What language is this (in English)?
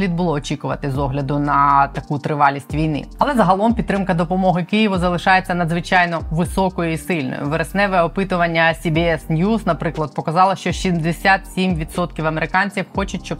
Ukrainian